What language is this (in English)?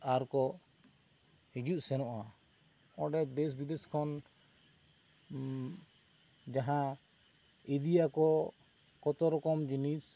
Santali